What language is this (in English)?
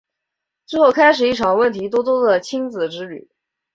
Chinese